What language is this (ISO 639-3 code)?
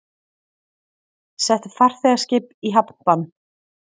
isl